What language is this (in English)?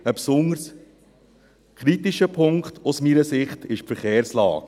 Swiss German